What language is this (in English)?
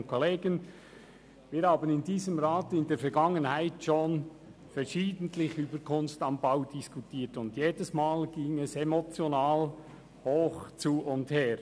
Swiss German